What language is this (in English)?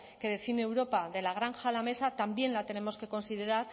Spanish